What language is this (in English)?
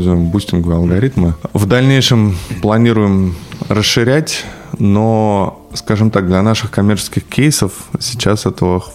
Russian